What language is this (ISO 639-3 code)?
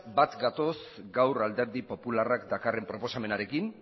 eus